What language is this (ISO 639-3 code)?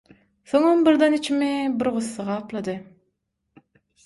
tuk